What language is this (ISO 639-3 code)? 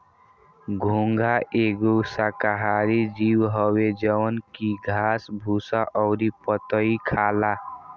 bho